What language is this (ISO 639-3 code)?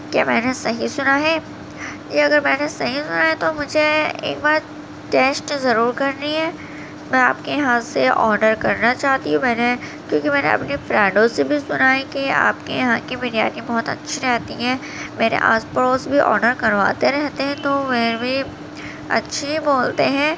urd